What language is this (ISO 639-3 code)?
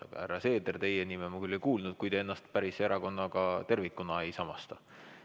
est